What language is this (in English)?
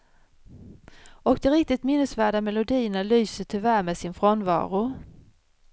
Swedish